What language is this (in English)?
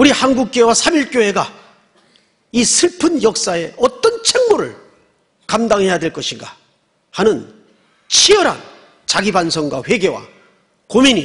Korean